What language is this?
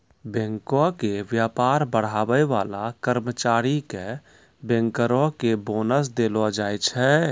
Maithili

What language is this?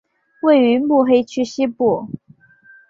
Chinese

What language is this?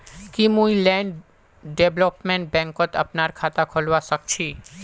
Magahi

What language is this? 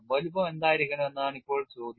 Malayalam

